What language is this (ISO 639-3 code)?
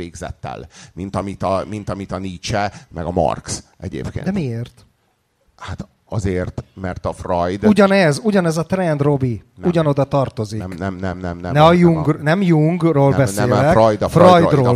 hun